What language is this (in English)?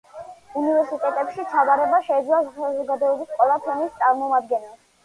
Georgian